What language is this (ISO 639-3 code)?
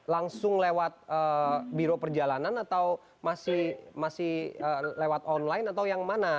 ind